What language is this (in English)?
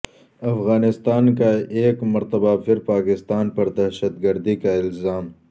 Urdu